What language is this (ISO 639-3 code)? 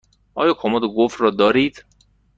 fas